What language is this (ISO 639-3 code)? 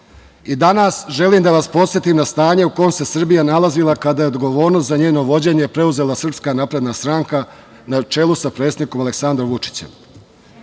srp